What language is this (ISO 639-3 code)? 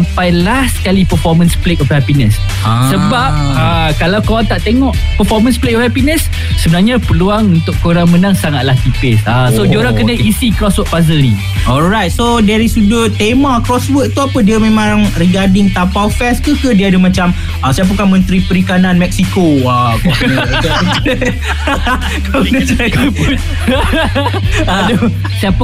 msa